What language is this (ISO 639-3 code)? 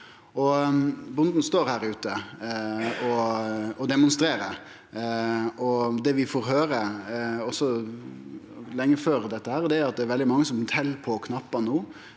nor